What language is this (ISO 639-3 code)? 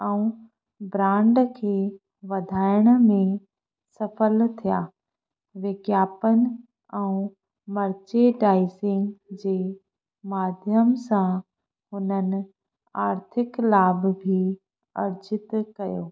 snd